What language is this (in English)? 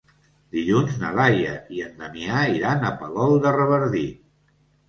Catalan